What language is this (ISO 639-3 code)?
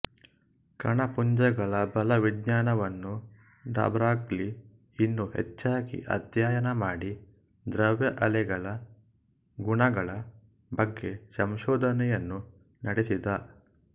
kan